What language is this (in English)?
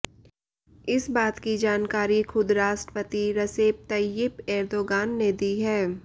Hindi